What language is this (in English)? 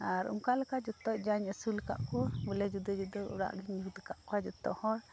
Santali